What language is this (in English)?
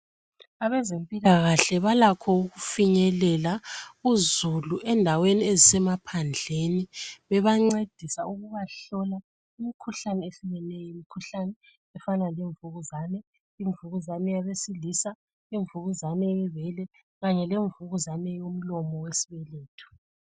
North Ndebele